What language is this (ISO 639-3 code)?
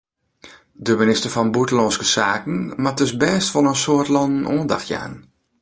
fry